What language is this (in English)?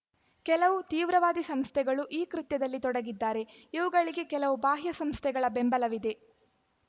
Kannada